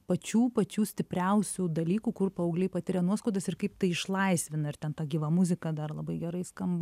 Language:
Lithuanian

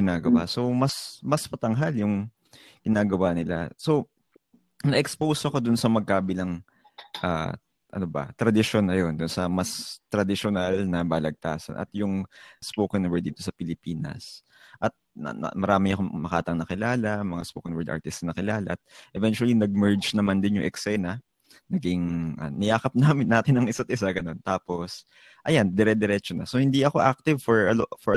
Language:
Filipino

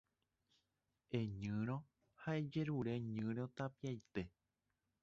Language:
Guarani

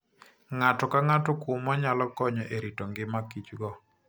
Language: Luo (Kenya and Tanzania)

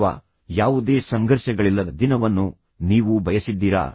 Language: Kannada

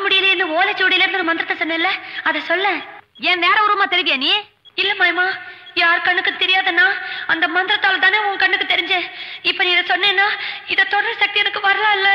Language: Tamil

